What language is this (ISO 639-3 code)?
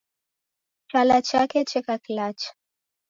dav